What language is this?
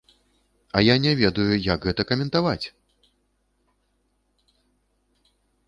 Belarusian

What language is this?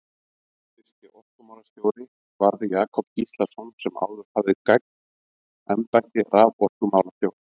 Icelandic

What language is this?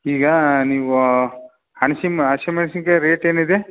Kannada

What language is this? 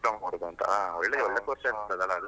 Kannada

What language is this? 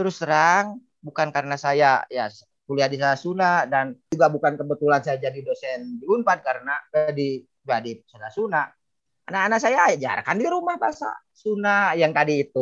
Indonesian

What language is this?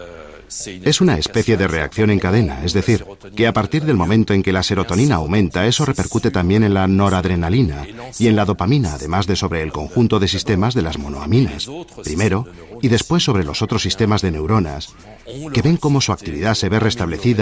Spanish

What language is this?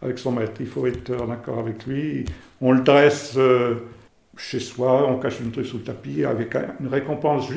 French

